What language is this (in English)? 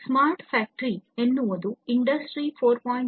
Kannada